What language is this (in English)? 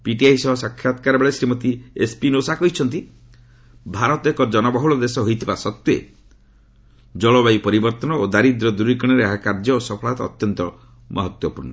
Odia